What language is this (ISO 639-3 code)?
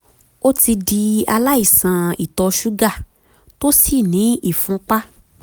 yor